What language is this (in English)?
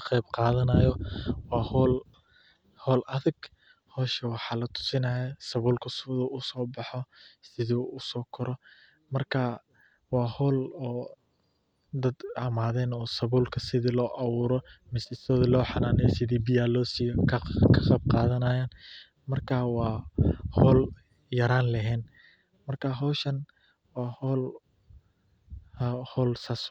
Somali